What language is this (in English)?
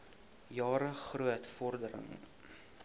Afrikaans